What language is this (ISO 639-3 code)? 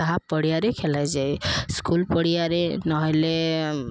ori